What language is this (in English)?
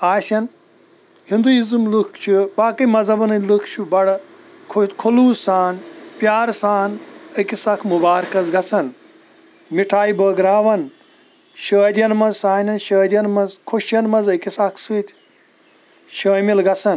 Kashmiri